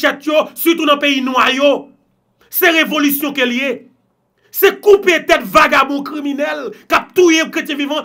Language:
French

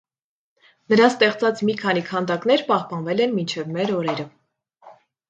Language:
Armenian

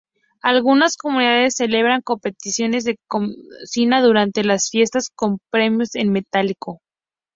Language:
Spanish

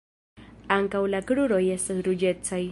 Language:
Esperanto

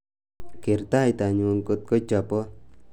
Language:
Kalenjin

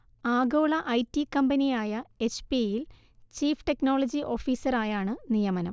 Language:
Malayalam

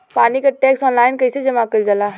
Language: Bhojpuri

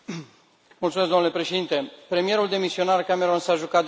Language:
Romanian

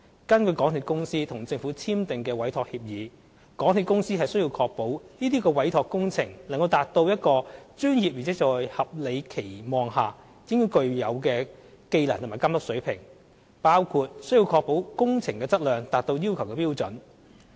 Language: Cantonese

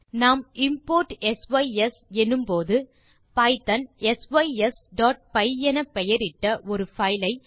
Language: Tamil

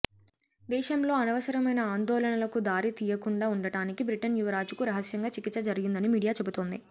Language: Telugu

